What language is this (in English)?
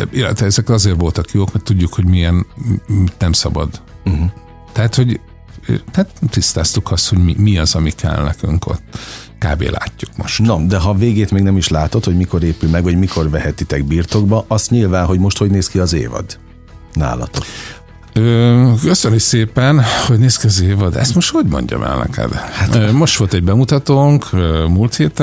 Hungarian